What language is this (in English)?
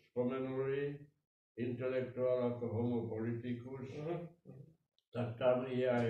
Czech